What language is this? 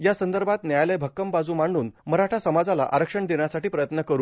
Marathi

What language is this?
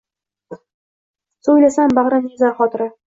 Uzbek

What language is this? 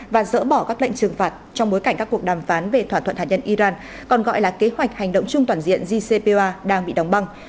Vietnamese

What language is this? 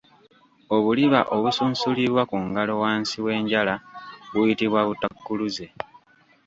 Ganda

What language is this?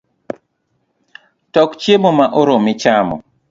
Luo (Kenya and Tanzania)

